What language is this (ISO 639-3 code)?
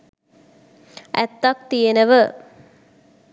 sin